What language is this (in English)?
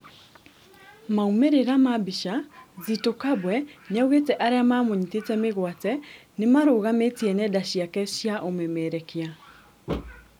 Kikuyu